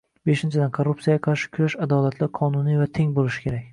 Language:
Uzbek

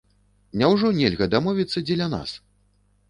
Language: Belarusian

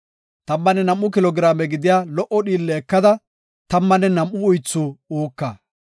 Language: Gofa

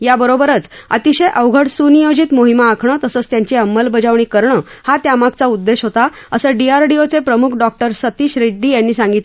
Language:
Marathi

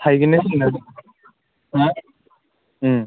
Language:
Bodo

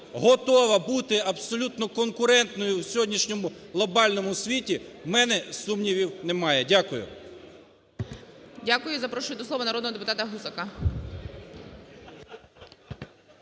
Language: Ukrainian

